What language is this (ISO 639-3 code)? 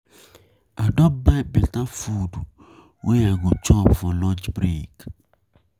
pcm